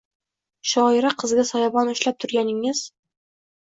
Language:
Uzbek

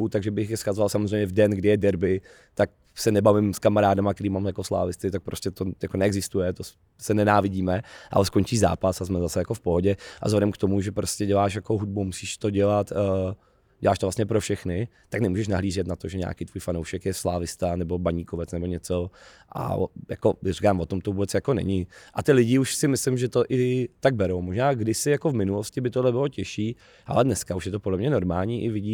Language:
Czech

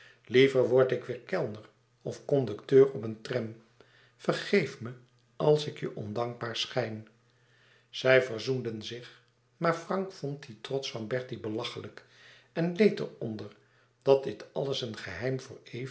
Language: Dutch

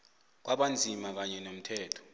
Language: South Ndebele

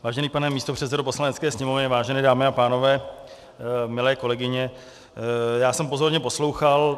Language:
Czech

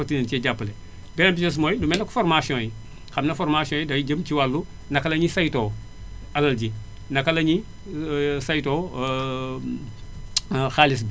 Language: Wolof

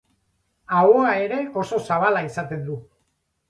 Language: Basque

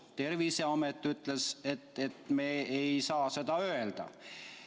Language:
Estonian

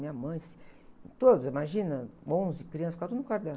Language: Portuguese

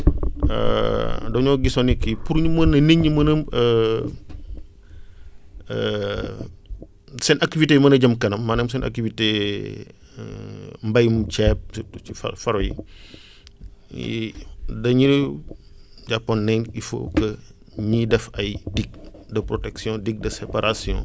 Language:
Wolof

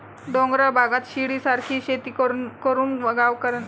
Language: Marathi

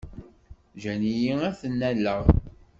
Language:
Kabyle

